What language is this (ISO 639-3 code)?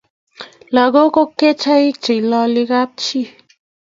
kln